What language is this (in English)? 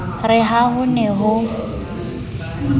Southern Sotho